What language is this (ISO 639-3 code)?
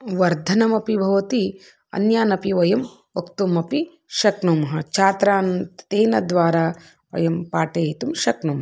san